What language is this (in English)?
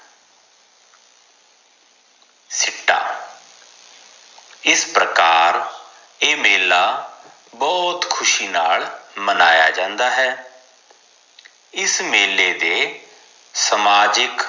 Punjabi